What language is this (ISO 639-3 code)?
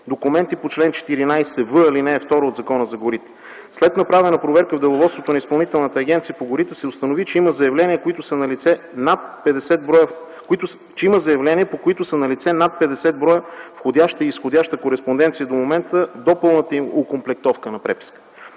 bul